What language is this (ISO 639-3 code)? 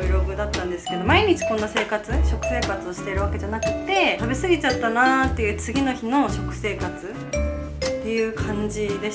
jpn